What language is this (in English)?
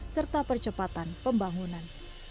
Indonesian